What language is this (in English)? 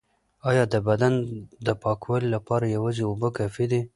Pashto